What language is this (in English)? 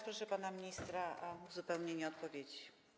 Polish